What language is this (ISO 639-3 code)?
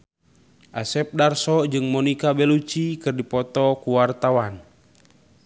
sun